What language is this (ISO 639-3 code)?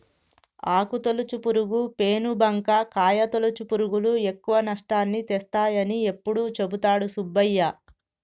tel